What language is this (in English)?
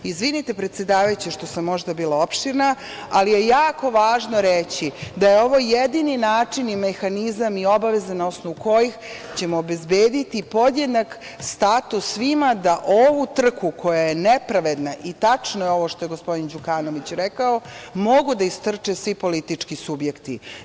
Serbian